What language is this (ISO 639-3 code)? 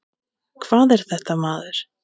isl